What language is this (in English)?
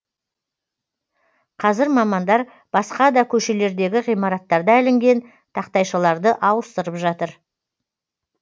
Kazakh